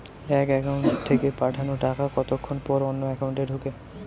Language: Bangla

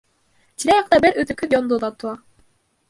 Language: Bashkir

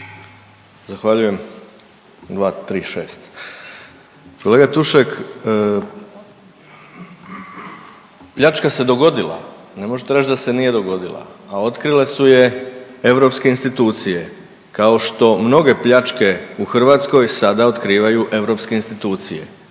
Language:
Croatian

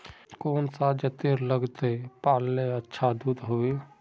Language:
Magahi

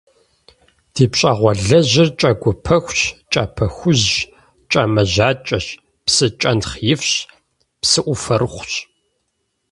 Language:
Kabardian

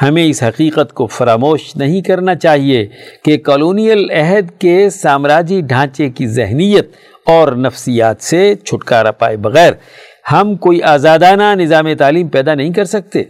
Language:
Urdu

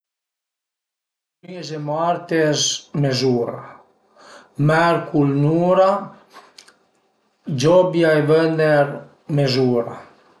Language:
Piedmontese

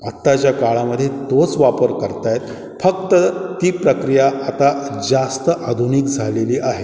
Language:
Marathi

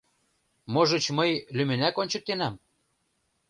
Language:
Mari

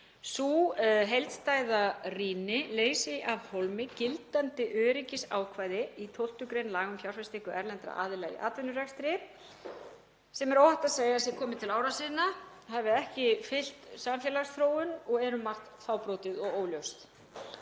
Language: Icelandic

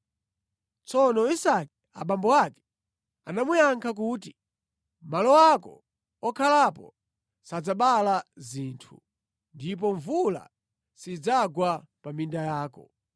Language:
Nyanja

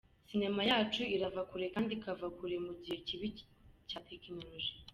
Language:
Kinyarwanda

